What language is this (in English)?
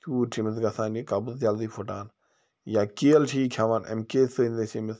Kashmiri